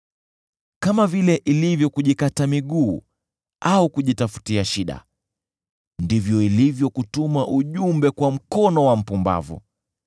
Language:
Swahili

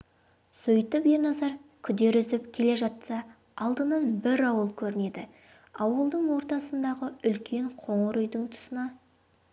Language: Kazakh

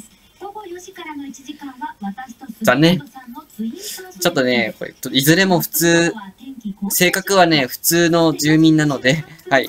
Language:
Japanese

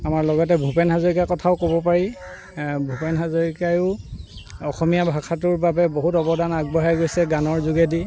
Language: Assamese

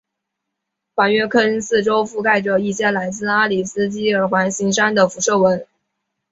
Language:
Chinese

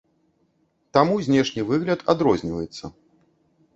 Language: Belarusian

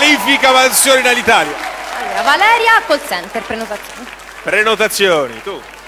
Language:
Italian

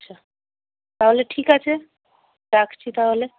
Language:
Bangla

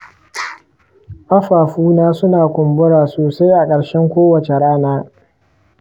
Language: Hausa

